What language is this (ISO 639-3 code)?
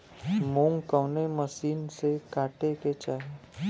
bho